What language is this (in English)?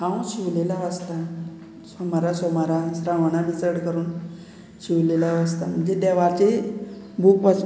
Konkani